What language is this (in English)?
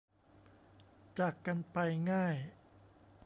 Thai